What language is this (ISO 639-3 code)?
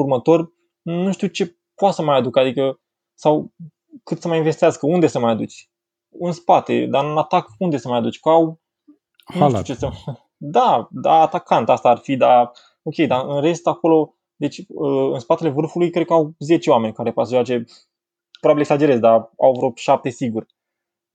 ron